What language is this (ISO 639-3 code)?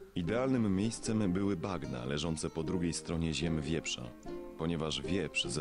pol